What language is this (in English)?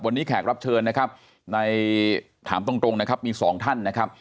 Thai